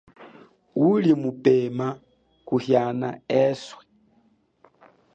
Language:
Chokwe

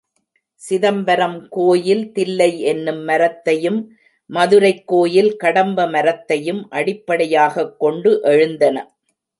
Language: Tamil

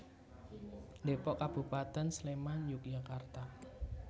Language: Javanese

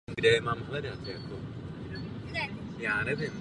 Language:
Czech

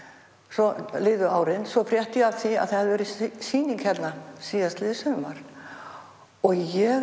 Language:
Icelandic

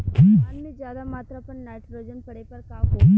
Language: Bhojpuri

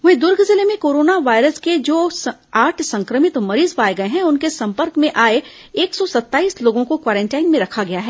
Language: Hindi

